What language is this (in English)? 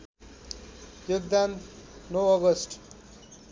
Nepali